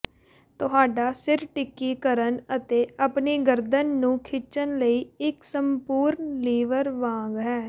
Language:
Punjabi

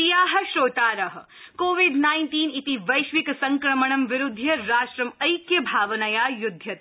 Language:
Sanskrit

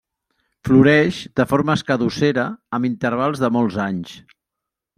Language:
Catalan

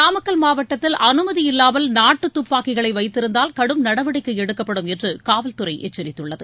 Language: Tamil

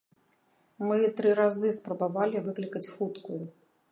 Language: Belarusian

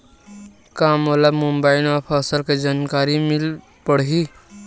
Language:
Chhattisgarhi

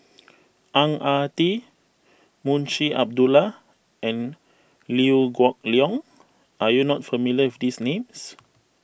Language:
English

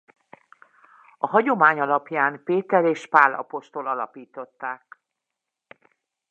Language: Hungarian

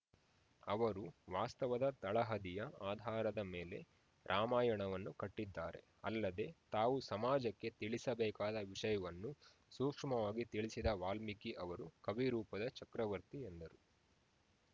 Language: Kannada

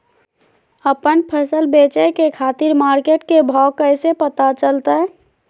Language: Magahi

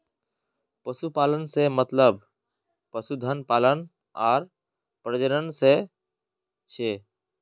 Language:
Magahi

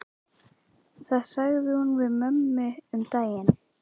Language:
Icelandic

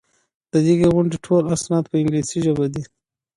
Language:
Pashto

